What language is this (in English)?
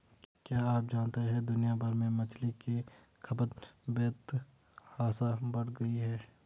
Hindi